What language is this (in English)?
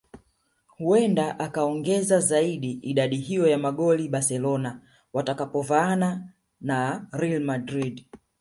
Swahili